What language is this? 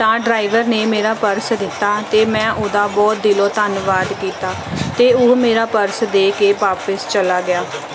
Punjabi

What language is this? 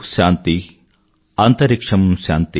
Telugu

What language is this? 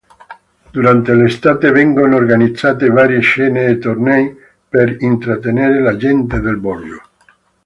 Italian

